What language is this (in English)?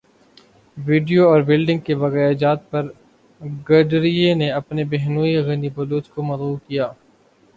Urdu